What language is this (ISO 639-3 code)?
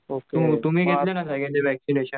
mar